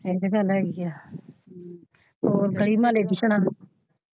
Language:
Punjabi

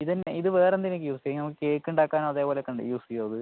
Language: Malayalam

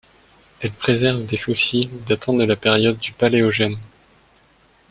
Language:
French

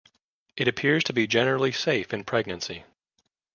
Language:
English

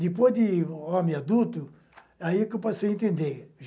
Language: Portuguese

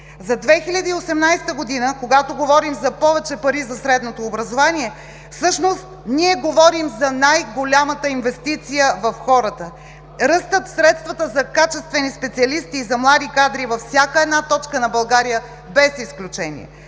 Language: Bulgarian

